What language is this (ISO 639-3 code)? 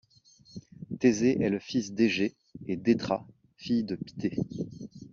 fra